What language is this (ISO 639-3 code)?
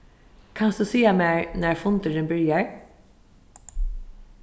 fao